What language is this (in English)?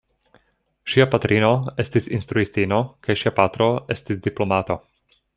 Esperanto